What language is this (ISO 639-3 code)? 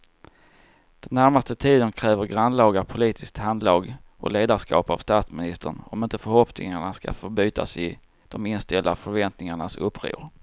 swe